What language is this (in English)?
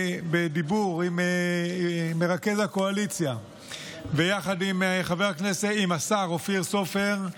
Hebrew